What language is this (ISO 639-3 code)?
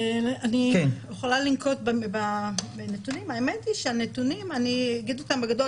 heb